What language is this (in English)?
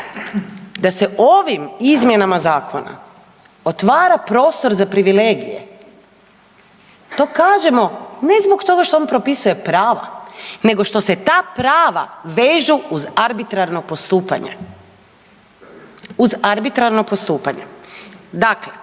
Croatian